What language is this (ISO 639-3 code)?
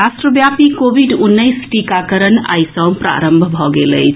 mai